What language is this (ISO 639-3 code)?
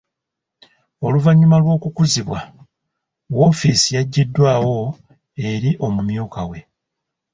lug